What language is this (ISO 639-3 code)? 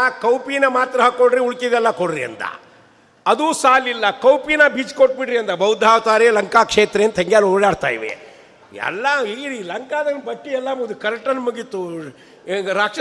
kan